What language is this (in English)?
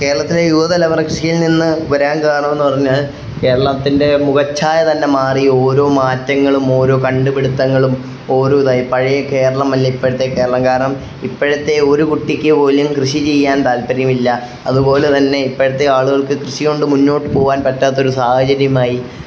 Malayalam